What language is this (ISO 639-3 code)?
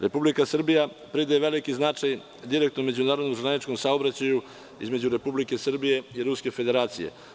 srp